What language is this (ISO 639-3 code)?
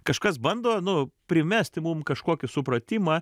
lit